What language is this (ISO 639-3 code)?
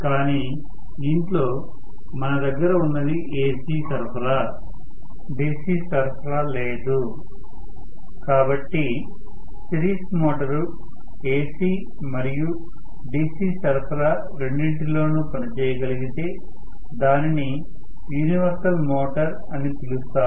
tel